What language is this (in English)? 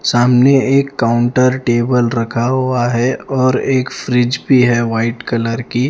Hindi